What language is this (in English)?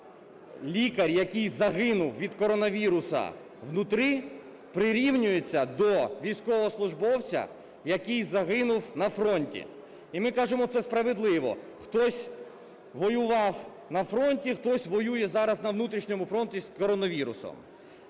Ukrainian